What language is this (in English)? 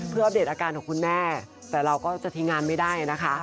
Thai